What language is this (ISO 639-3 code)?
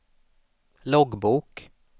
swe